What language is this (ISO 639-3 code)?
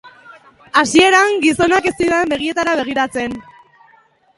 eus